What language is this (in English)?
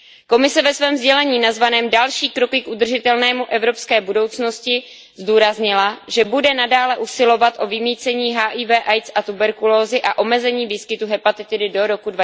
Czech